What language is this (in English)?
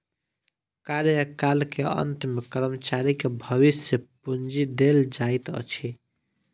Maithili